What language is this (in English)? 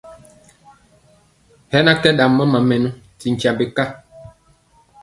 Mpiemo